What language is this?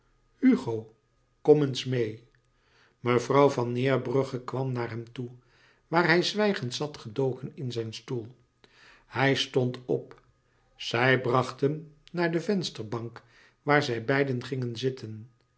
Dutch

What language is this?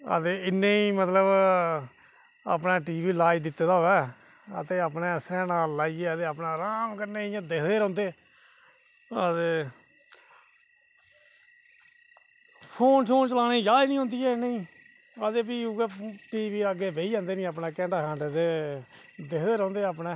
Dogri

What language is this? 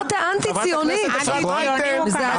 Hebrew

